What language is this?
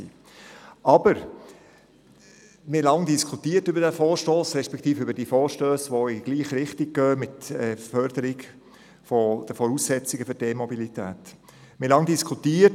Swiss German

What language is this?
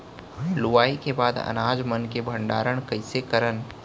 Chhattisgarhi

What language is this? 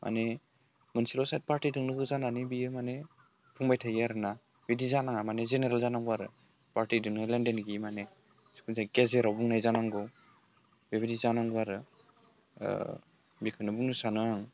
Bodo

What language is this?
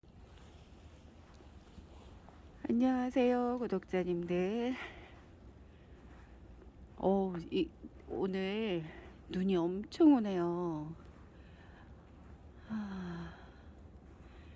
Korean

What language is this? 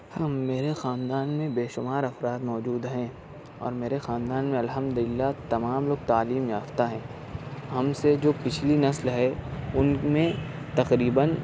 Urdu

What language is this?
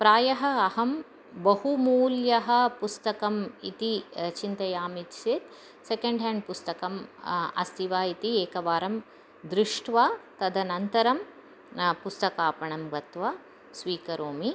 Sanskrit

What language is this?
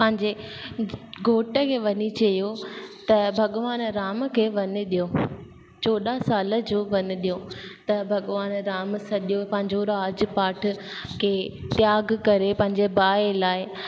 Sindhi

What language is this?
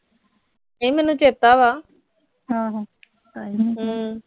Punjabi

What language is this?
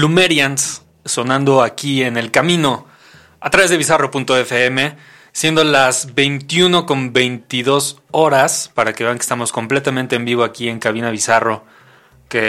Spanish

